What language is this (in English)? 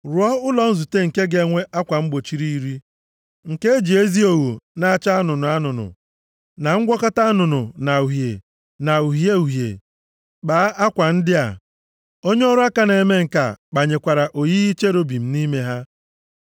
Igbo